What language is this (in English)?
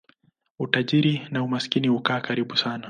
Swahili